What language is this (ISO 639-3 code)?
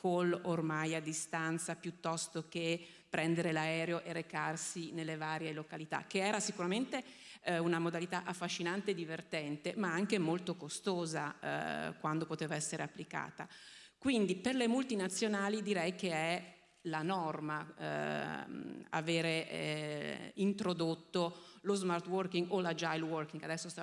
ita